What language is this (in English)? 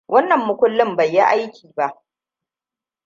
Hausa